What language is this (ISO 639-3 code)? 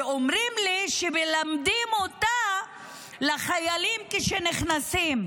heb